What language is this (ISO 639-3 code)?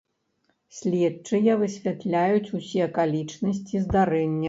bel